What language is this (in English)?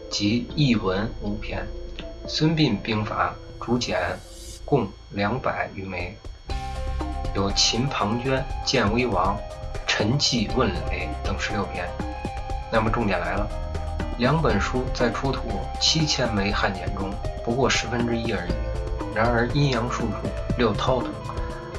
Chinese